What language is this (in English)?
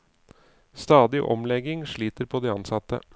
Norwegian